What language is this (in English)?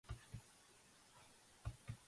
Georgian